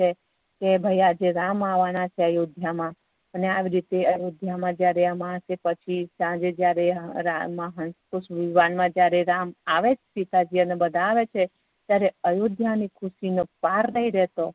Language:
Gujarati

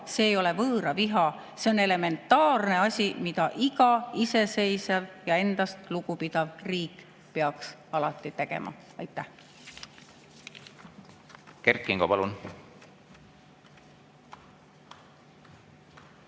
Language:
Estonian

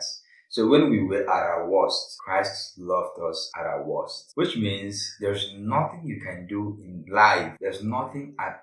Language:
English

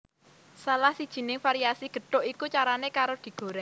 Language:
Javanese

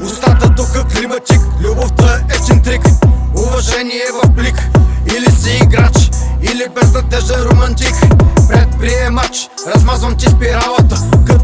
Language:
Bulgarian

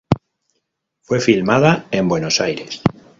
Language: Spanish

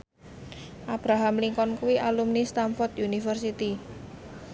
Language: Javanese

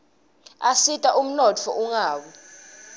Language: Swati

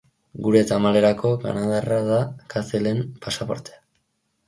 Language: Basque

